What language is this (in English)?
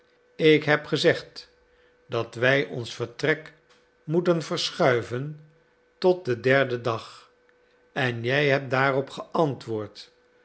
Dutch